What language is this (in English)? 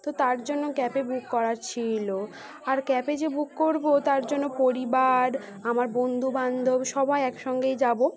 Bangla